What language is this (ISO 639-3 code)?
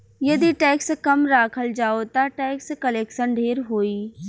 bho